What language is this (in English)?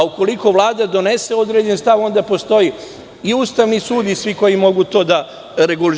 Serbian